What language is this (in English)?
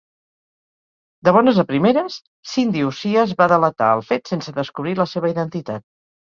Catalan